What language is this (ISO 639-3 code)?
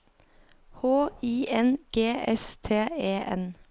nor